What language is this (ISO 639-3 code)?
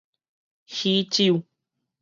nan